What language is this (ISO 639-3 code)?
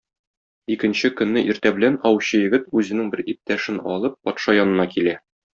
tat